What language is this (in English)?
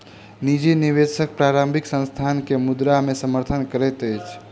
Maithili